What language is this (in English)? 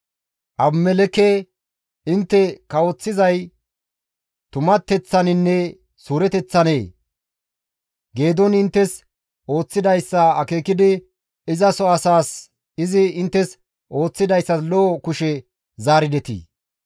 Gamo